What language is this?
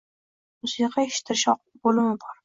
Uzbek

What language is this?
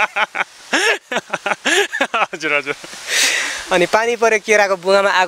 Turkish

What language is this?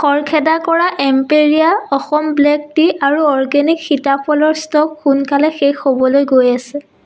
Assamese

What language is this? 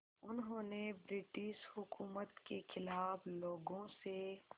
Hindi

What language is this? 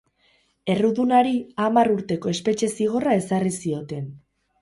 Basque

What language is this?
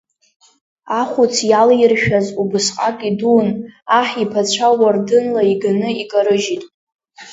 Abkhazian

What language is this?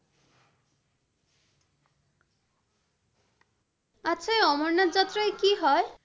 Bangla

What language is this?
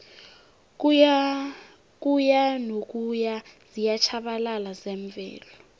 South Ndebele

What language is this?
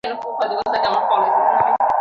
Bangla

